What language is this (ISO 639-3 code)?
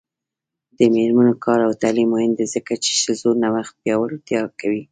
pus